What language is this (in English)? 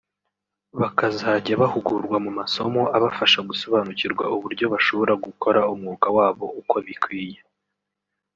Kinyarwanda